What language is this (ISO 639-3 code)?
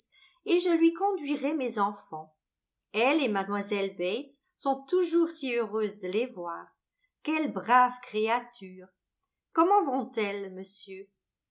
fra